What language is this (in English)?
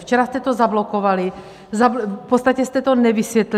Czech